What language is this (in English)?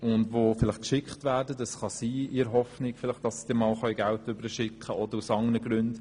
Swiss German